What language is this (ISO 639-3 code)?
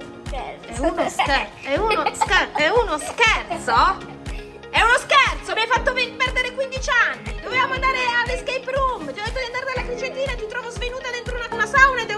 ita